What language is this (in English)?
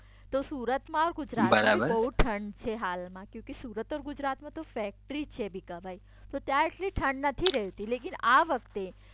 Gujarati